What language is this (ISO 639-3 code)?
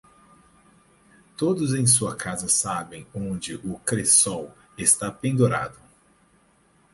por